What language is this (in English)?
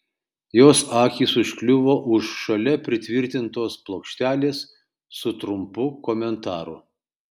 Lithuanian